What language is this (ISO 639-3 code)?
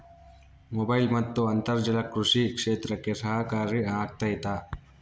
kan